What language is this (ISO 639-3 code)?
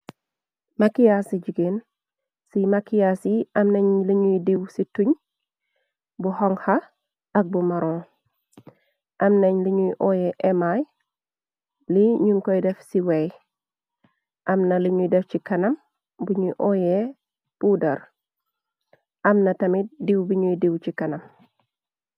wol